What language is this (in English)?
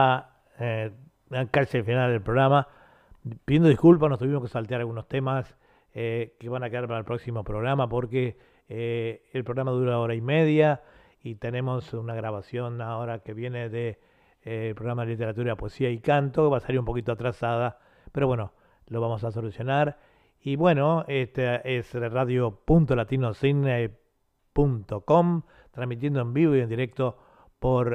Spanish